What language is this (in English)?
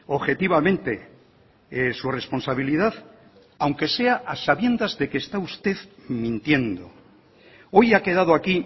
Spanish